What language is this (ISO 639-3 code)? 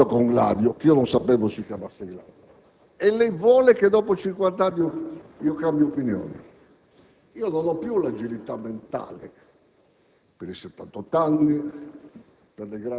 ita